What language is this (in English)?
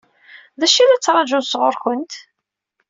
Kabyle